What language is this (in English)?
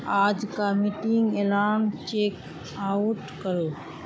Urdu